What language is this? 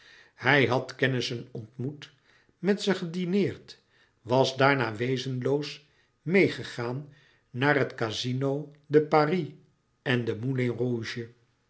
Dutch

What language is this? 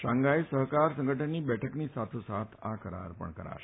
Gujarati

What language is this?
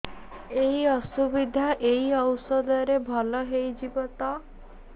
Odia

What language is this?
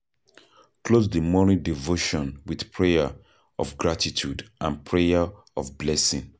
Nigerian Pidgin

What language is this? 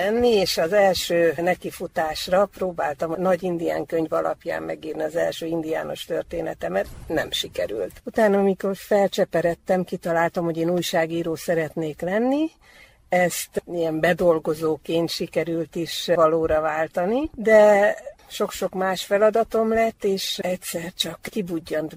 Hungarian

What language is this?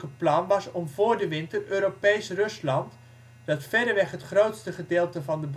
Dutch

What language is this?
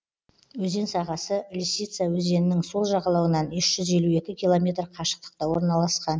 Kazakh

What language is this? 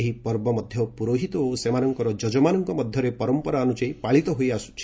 Odia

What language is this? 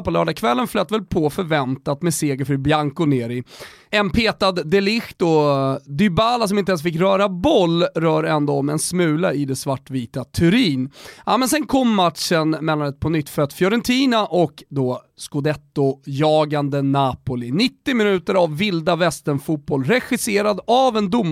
Swedish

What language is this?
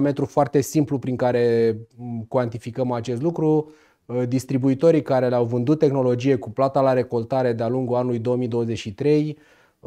Romanian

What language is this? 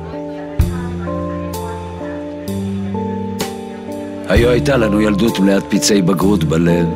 Hebrew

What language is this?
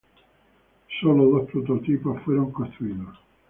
Spanish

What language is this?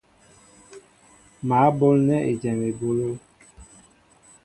Mbo (Cameroon)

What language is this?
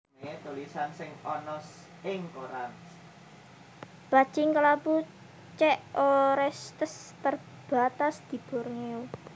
Javanese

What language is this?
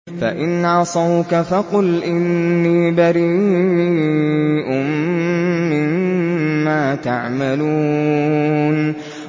Arabic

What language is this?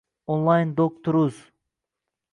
Uzbek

